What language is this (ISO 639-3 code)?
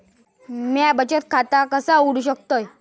mar